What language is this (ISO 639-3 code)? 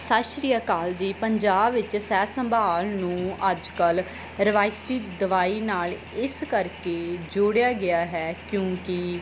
pan